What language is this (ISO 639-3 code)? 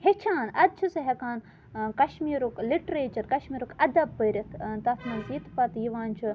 kas